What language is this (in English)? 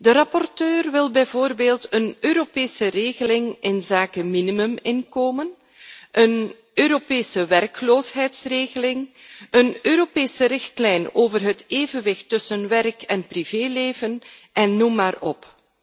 Dutch